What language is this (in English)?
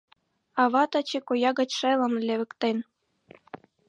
Mari